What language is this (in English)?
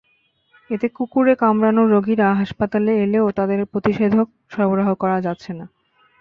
Bangla